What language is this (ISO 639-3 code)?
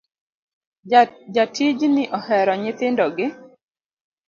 luo